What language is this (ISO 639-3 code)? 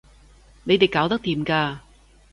yue